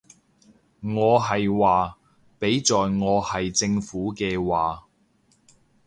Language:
Cantonese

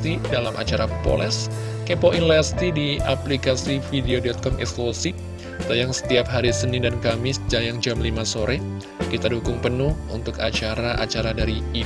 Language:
Indonesian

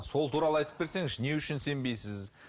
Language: Kazakh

